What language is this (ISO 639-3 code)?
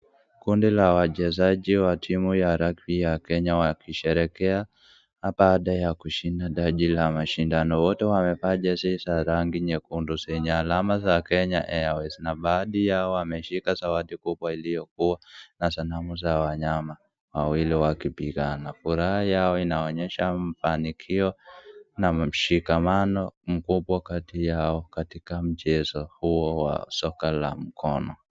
swa